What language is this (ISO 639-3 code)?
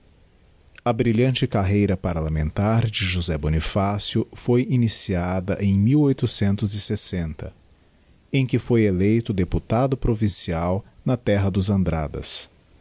por